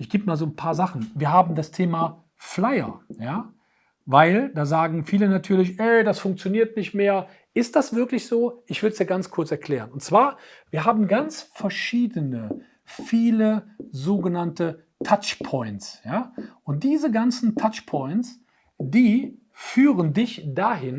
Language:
German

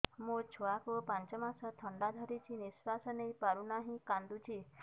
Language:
Odia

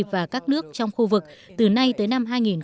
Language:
Vietnamese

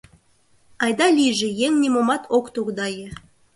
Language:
Mari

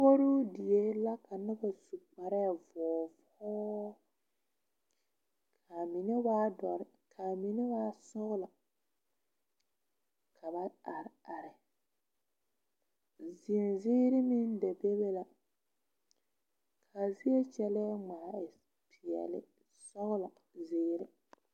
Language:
Southern Dagaare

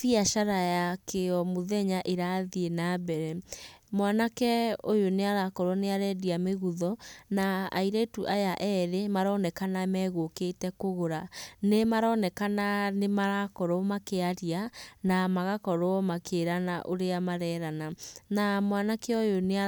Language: Kikuyu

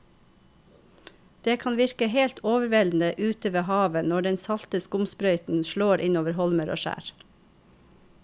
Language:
Norwegian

